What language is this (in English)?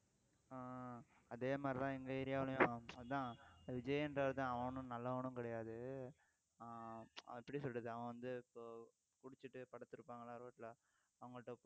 Tamil